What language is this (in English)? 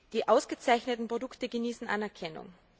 German